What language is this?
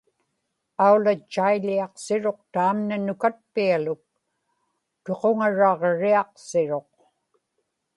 Inupiaq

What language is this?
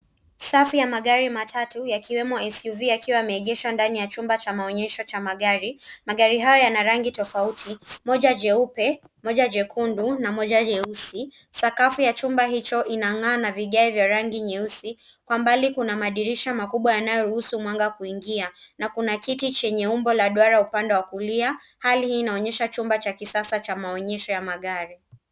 Swahili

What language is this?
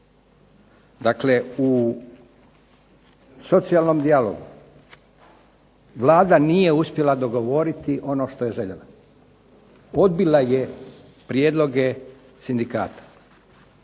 Croatian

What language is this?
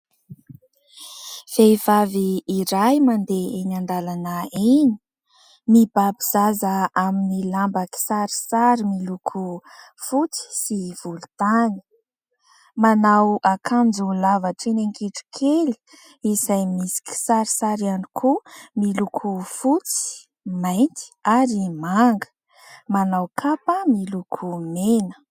Malagasy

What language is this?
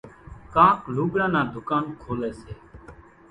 Kachi Koli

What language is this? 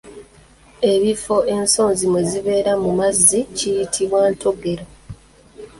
Ganda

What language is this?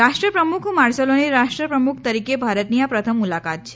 Gujarati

